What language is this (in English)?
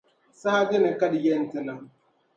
Dagbani